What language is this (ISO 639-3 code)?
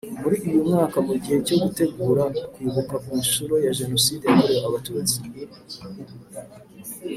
kin